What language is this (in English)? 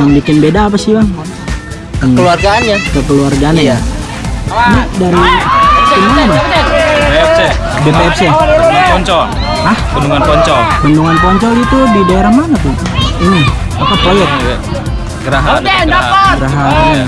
Indonesian